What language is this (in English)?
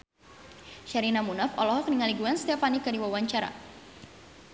Sundanese